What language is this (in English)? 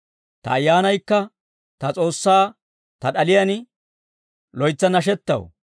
Dawro